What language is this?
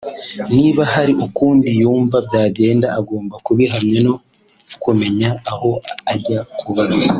Kinyarwanda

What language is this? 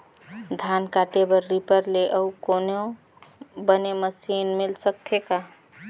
Chhattisgarhi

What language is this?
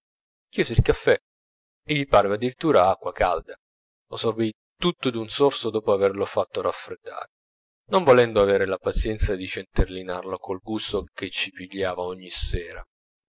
Italian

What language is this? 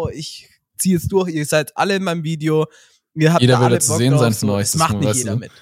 German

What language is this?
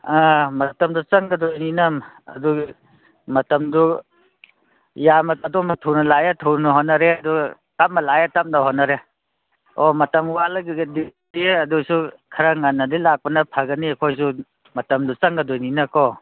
Manipuri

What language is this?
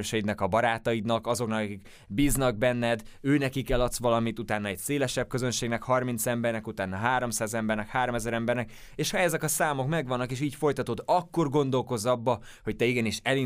Hungarian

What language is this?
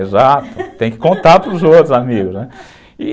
Portuguese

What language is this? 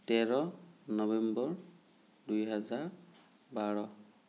Assamese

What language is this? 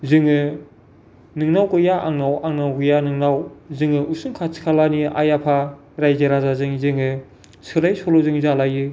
Bodo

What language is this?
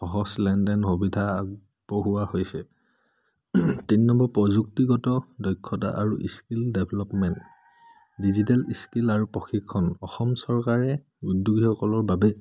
Assamese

